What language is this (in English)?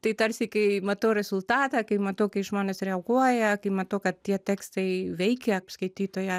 Lithuanian